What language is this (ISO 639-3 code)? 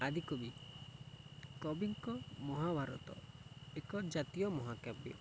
ori